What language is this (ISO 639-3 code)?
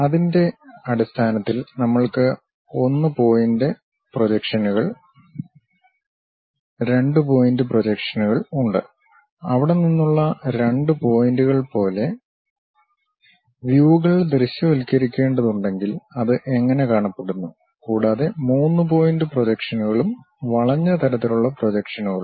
mal